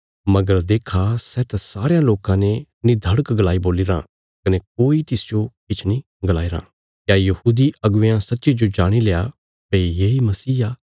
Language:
Bilaspuri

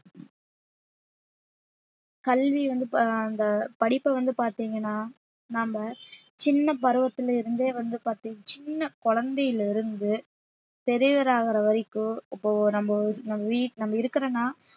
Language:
Tamil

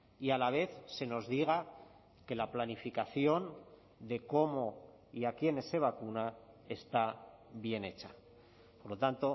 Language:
Spanish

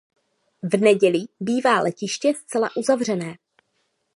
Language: Czech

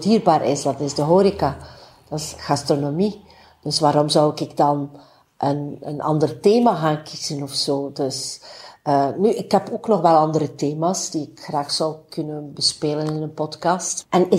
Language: Dutch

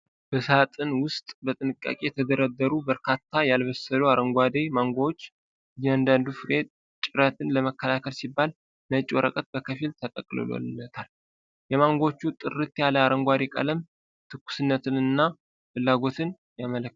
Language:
Amharic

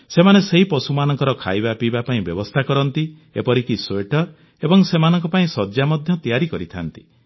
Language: Odia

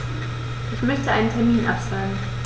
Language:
German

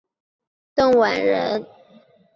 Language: Chinese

